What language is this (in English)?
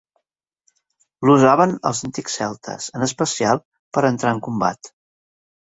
Catalan